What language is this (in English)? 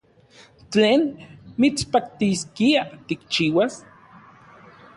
Central Puebla Nahuatl